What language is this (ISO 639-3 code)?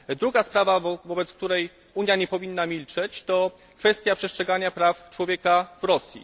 pol